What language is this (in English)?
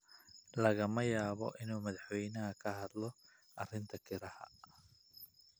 Somali